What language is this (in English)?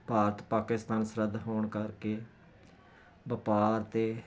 Punjabi